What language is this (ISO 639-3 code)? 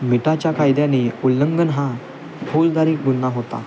mar